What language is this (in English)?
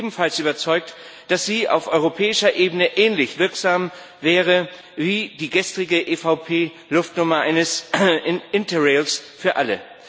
German